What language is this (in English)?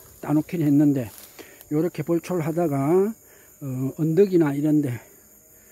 Korean